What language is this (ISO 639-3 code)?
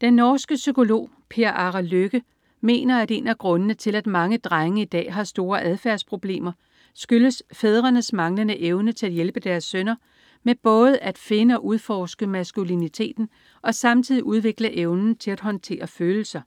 dan